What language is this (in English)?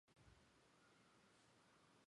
Chinese